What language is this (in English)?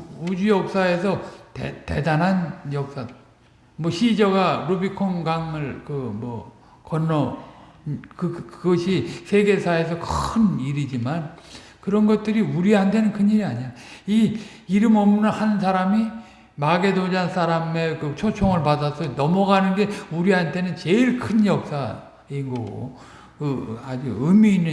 Korean